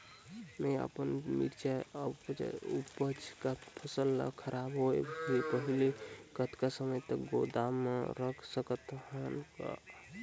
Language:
Chhattisgarhi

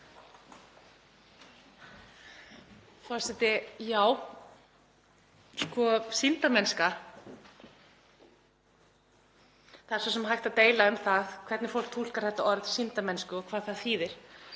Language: Icelandic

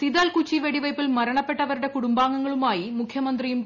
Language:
Malayalam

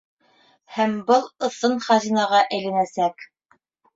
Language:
Bashkir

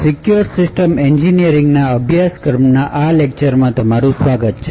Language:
Gujarati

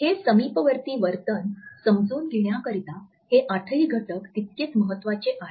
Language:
Marathi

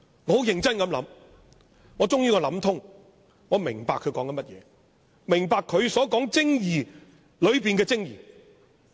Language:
Cantonese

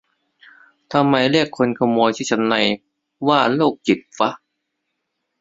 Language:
Thai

